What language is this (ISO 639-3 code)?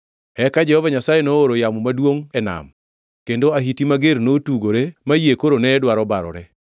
luo